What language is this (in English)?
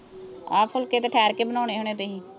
Punjabi